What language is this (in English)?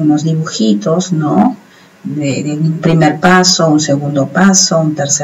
Spanish